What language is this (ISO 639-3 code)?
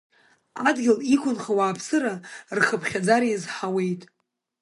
abk